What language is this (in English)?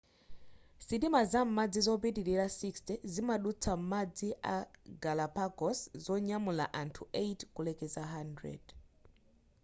Nyanja